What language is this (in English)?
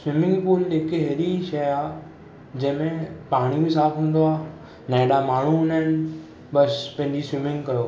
Sindhi